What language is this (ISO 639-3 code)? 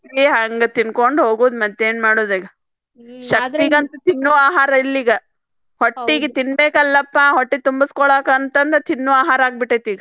kan